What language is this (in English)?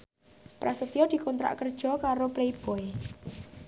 Javanese